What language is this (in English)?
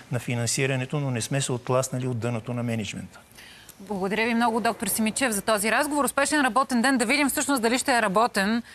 Bulgarian